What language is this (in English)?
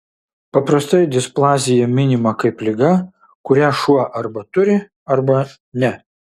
Lithuanian